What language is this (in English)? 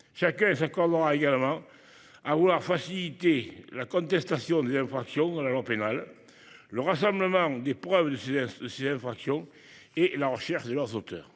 French